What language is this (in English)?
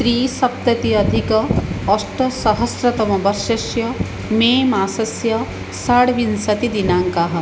Sanskrit